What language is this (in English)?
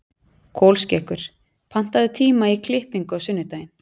Icelandic